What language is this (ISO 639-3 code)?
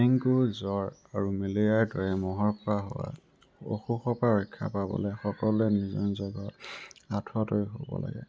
asm